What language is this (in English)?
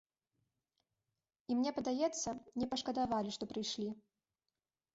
Belarusian